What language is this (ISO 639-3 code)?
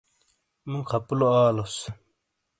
scl